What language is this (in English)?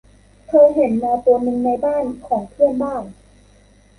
Thai